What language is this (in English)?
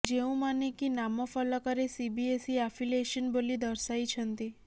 Odia